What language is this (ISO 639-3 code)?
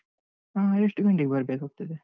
kan